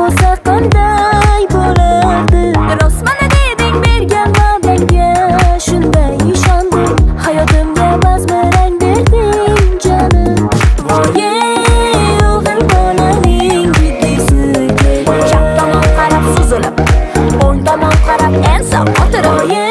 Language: Russian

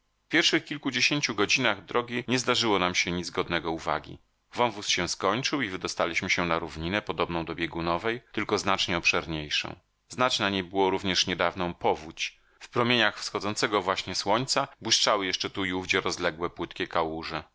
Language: Polish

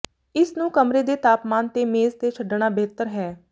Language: Punjabi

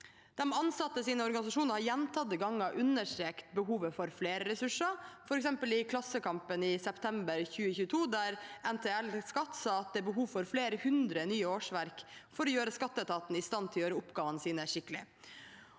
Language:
Norwegian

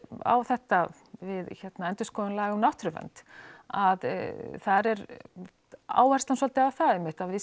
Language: Icelandic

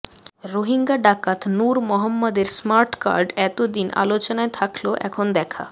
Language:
Bangla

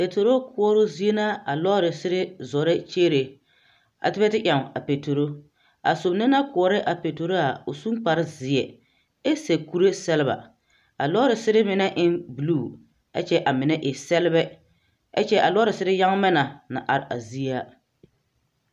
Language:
Southern Dagaare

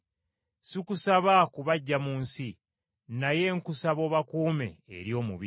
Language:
Ganda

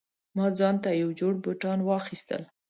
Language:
Pashto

